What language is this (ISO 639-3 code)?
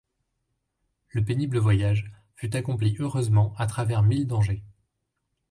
fra